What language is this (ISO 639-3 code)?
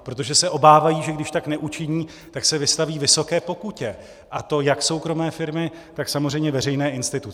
ces